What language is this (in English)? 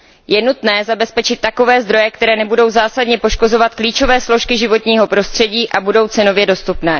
Czech